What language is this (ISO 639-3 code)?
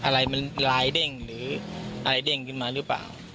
tha